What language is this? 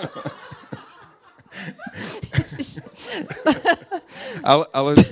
Slovak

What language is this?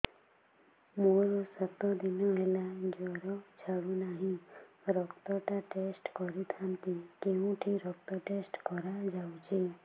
Odia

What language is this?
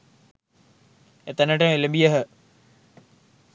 Sinhala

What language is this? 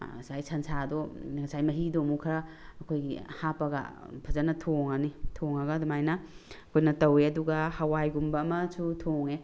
Manipuri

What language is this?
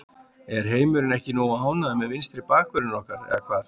Icelandic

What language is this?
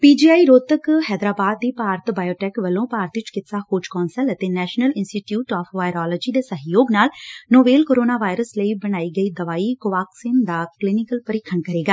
Punjabi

